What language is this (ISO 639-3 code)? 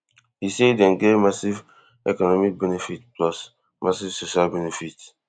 pcm